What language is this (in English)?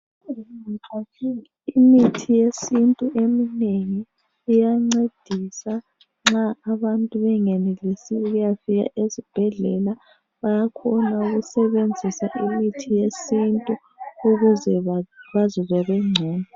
North Ndebele